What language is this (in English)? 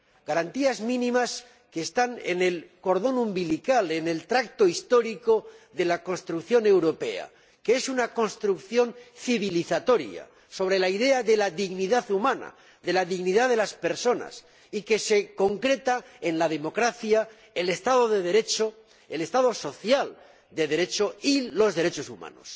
Spanish